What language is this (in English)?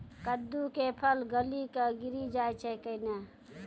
Maithili